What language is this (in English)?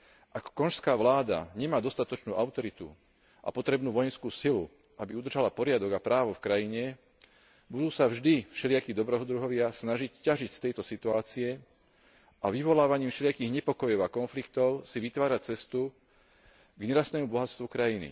Slovak